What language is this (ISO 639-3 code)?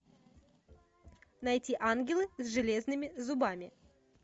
rus